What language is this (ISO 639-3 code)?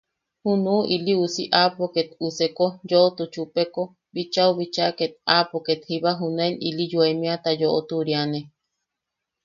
yaq